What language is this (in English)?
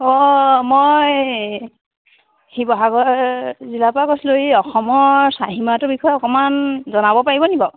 Assamese